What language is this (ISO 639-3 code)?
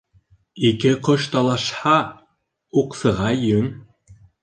bak